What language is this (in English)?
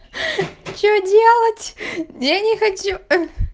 Russian